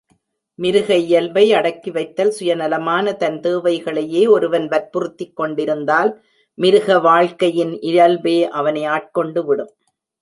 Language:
Tamil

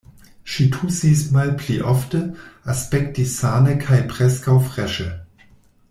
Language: Esperanto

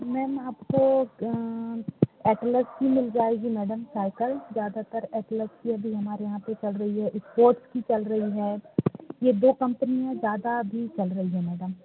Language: Hindi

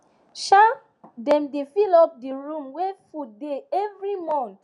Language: Nigerian Pidgin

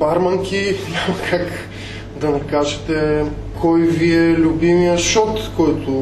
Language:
Bulgarian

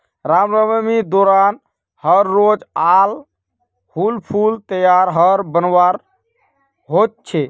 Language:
Magahi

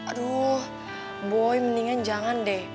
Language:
Indonesian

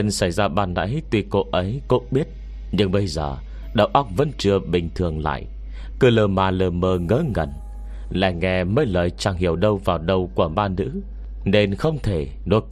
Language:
Vietnamese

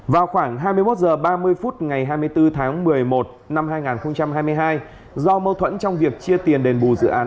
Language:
Vietnamese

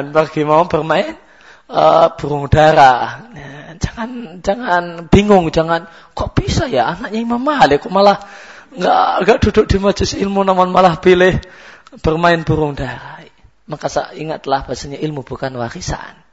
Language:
Malay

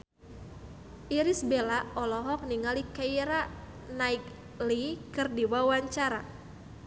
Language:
Sundanese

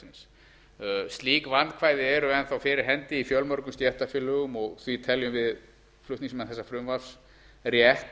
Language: Icelandic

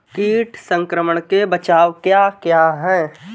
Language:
Hindi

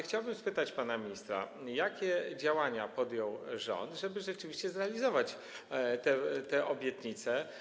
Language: Polish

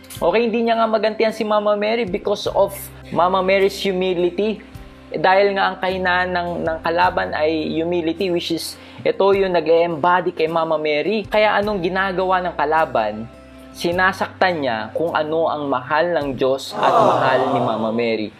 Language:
Filipino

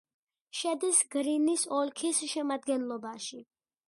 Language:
Georgian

